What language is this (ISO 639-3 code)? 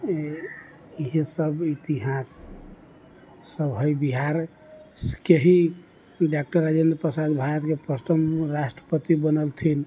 mai